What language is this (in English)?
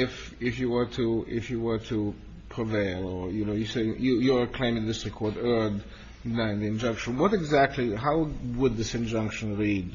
English